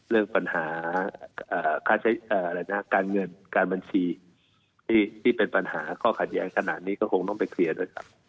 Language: Thai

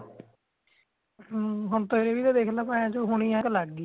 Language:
Punjabi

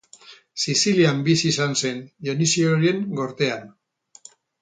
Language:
Basque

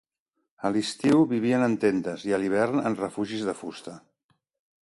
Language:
Catalan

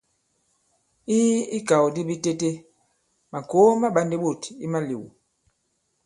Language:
Bankon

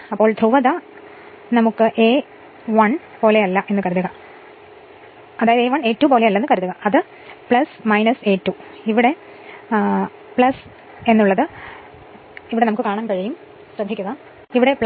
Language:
Malayalam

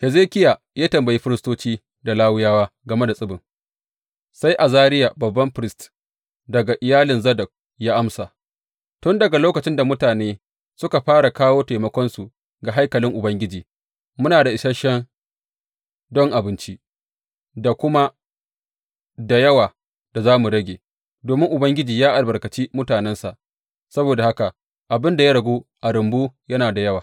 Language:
Hausa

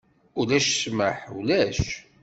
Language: Kabyle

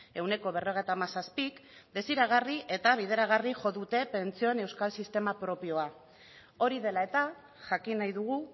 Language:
Basque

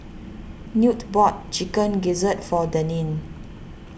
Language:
English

